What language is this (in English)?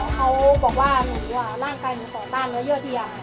Thai